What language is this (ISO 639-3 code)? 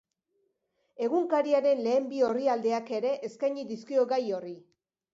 eus